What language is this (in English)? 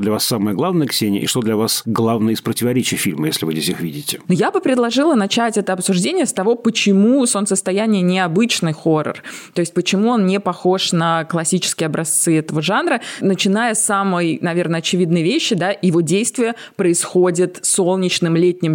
Russian